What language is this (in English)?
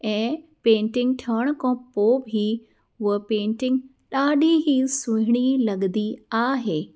Sindhi